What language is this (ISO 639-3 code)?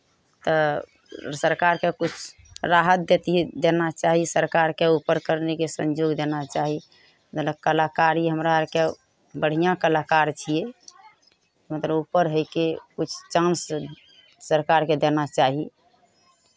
mai